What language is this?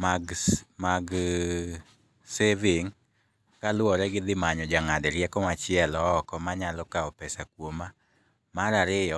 Luo (Kenya and Tanzania)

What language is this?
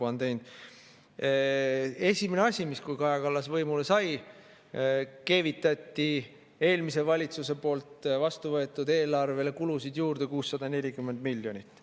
Estonian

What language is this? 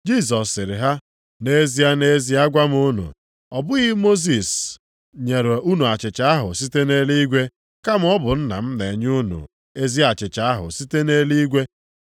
Igbo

